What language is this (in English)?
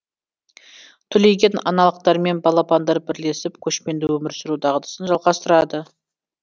Kazakh